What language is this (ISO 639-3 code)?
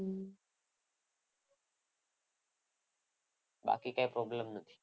guj